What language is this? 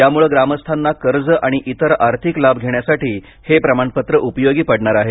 Marathi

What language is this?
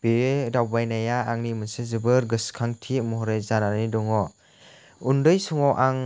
Bodo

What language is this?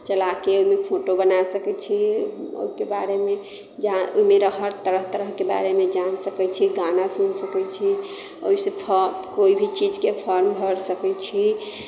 Maithili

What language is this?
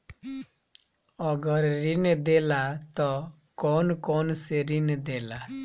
Bhojpuri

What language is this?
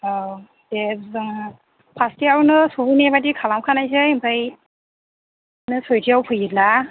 Bodo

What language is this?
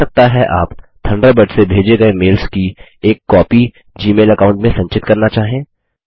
Hindi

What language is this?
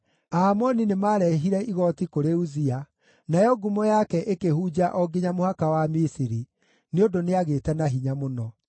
Kikuyu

